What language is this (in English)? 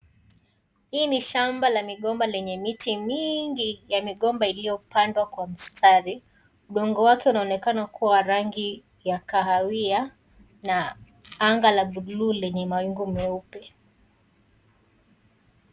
Swahili